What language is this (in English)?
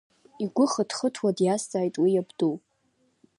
Abkhazian